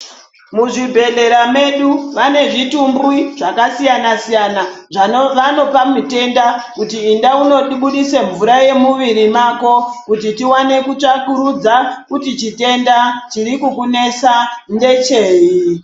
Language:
Ndau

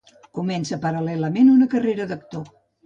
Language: Catalan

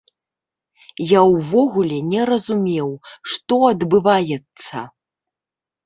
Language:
Belarusian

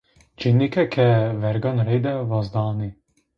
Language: Zaza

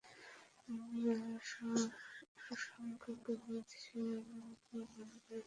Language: Bangla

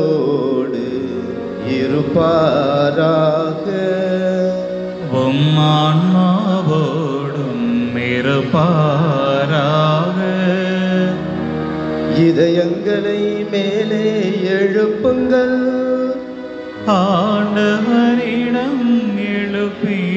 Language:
Hindi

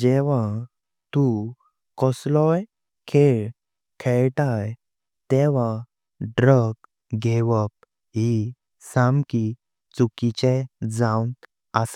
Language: Konkani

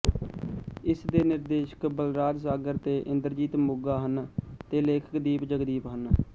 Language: Punjabi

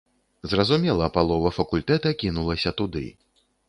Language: Belarusian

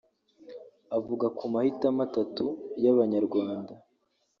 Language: Kinyarwanda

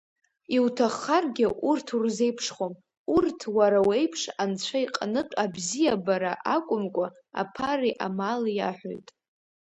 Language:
Abkhazian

